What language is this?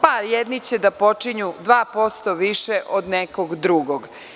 Serbian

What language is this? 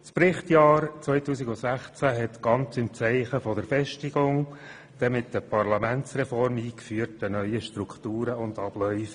Swiss German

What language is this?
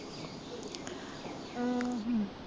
Punjabi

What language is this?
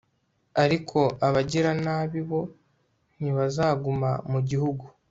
Kinyarwanda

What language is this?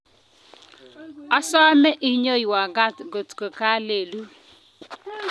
Kalenjin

